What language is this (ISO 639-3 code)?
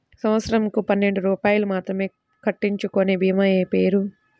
tel